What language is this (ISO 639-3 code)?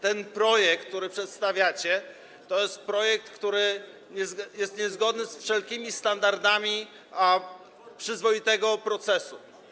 pol